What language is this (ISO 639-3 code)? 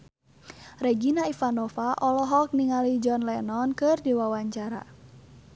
sun